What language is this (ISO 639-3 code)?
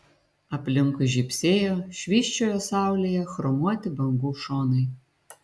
lit